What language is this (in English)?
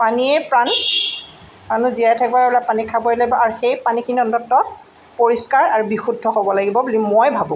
Assamese